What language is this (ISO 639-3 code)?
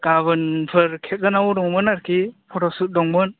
brx